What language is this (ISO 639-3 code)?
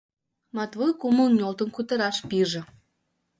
chm